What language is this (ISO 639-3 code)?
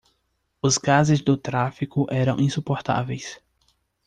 por